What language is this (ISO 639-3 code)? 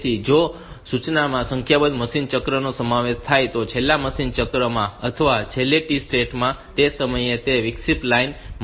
guj